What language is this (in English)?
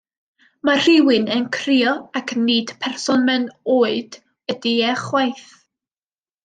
Welsh